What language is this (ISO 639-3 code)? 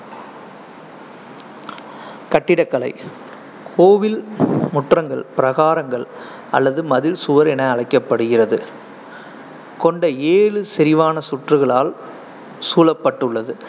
tam